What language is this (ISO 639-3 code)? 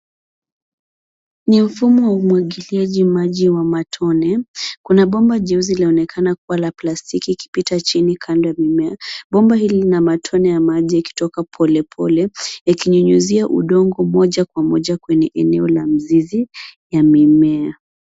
swa